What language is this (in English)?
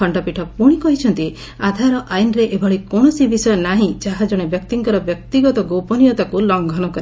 Odia